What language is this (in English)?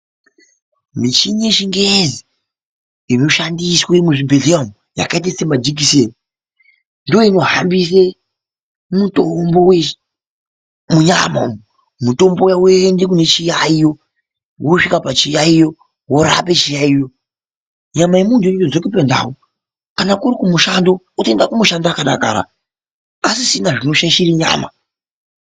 Ndau